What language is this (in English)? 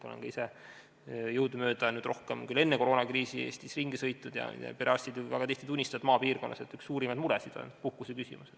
Estonian